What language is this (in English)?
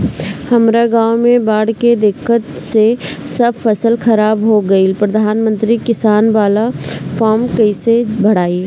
Bhojpuri